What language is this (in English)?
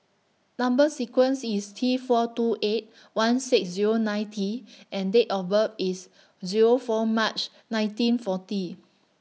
English